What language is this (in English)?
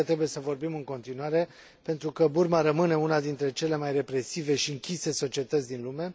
Romanian